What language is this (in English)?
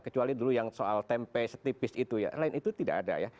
Indonesian